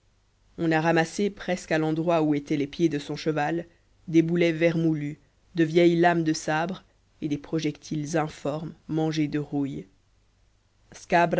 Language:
French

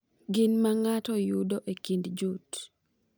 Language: Luo (Kenya and Tanzania)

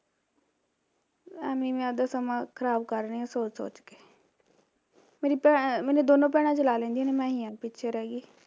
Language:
Punjabi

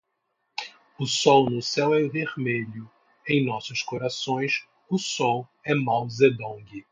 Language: Portuguese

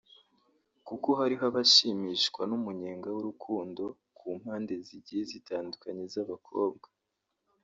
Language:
Kinyarwanda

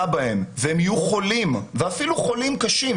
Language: Hebrew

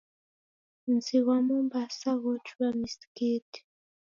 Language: Taita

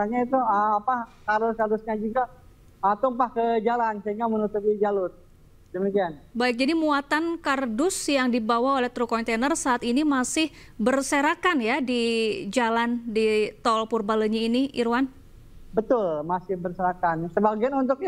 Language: Indonesian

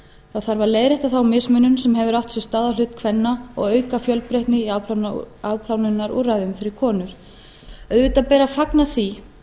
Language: Icelandic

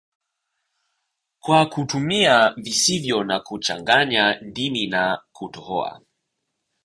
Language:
Swahili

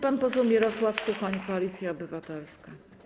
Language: Polish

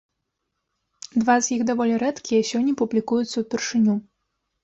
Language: Belarusian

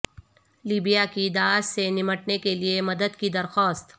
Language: Urdu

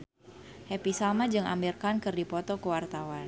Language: Sundanese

